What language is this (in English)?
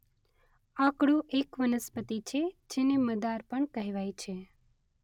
Gujarati